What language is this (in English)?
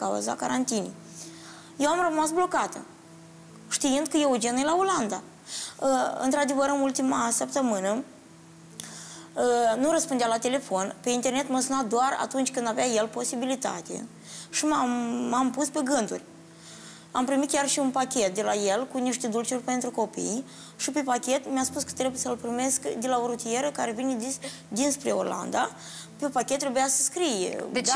Romanian